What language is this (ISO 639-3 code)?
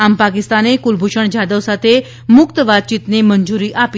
guj